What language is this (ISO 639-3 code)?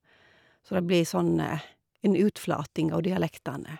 nor